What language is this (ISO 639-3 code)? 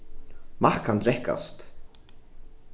fao